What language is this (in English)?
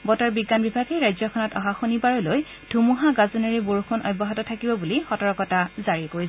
Assamese